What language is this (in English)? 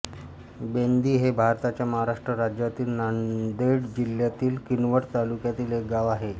Marathi